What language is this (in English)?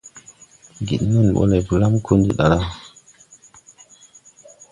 Tupuri